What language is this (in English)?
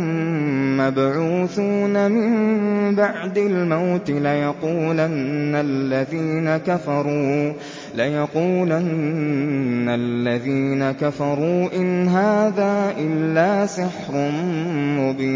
Arabic